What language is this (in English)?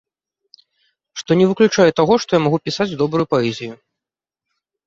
Belarusian